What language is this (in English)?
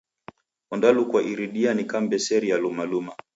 Taita